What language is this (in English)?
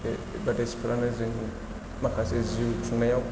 Bodo